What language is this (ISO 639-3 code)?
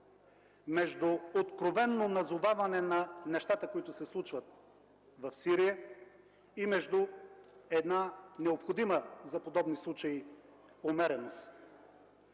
bul